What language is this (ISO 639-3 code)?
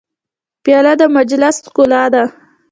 pus